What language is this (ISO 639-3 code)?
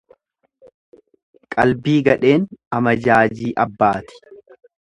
orm